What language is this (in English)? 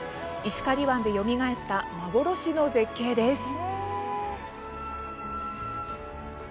Japanese